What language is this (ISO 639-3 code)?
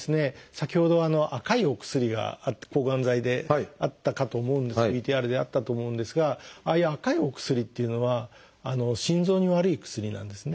jpn